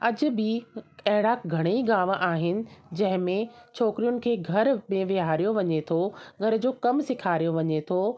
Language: Sindhi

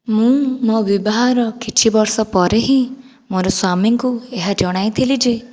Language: Odia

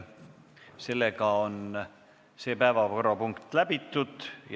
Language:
Estonian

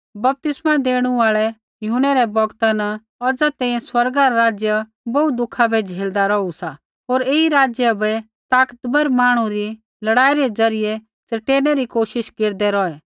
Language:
Kullu Pahari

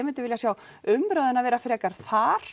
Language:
Icelandic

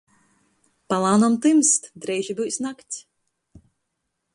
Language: Latgalian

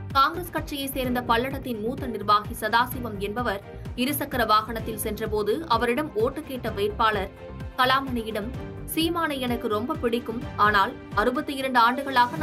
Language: Tamil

